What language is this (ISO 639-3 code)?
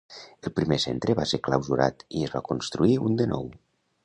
cat